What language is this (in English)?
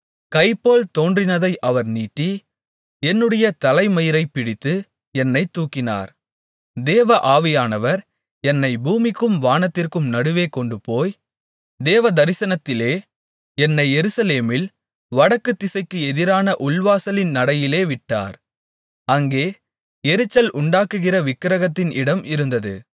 Tamil